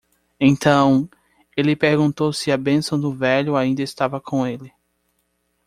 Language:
Portuguese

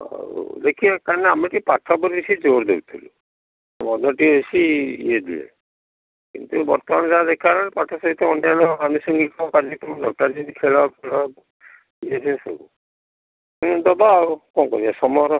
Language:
Odia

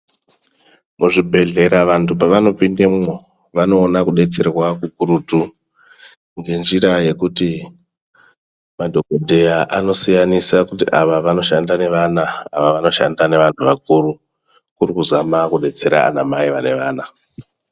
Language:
Ndau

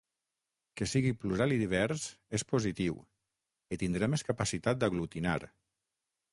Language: Catalan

